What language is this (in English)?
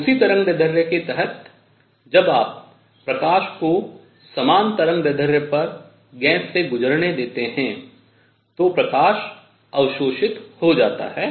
Hindi